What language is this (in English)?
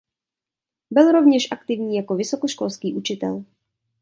Czech